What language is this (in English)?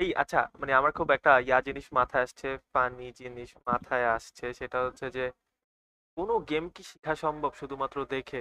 Bangla